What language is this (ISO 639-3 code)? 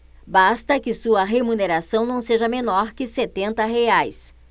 por